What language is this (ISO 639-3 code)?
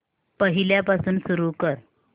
mar